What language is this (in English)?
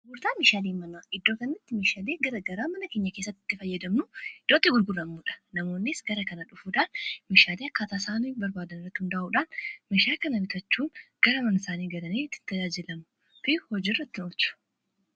Oromo